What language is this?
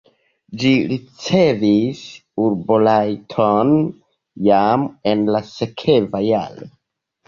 Esperanto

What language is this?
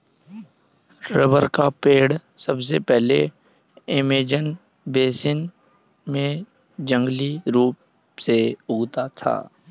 Hindi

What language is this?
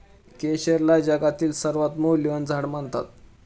Marathi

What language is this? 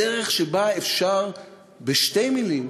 Hebrew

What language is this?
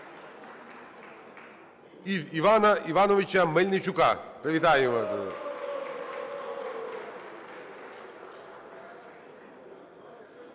Ukrainian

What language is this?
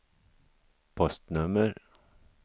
Swedish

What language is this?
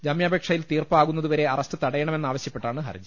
Malayalam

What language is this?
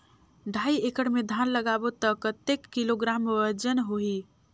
Chhattisgarhi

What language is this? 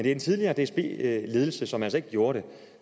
Danish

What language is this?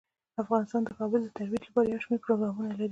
Pashto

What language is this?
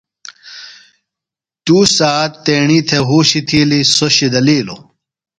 Phalura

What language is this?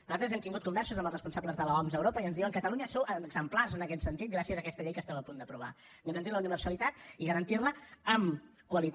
Catalan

